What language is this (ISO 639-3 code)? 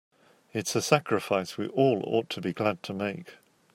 eng